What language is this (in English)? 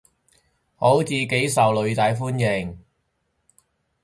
Cantonese